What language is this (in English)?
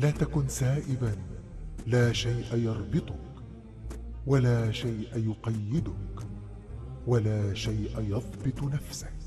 Arabic